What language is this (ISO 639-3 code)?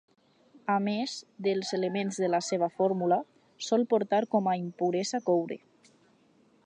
cat